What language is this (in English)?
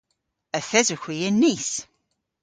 Cornish